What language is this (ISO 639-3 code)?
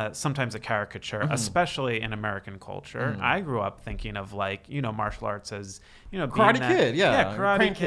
eng